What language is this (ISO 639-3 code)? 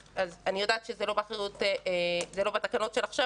heb